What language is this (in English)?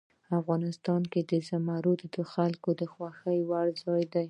Pashto